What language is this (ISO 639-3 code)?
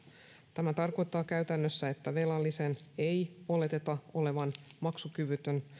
fin